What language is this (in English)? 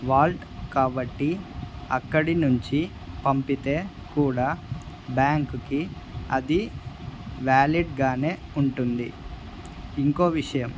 Telugu